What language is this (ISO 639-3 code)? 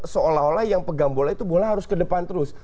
ind